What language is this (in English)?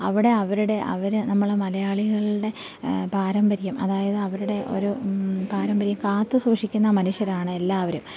Malayalam